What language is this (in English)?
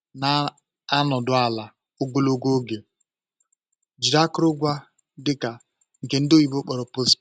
Igbo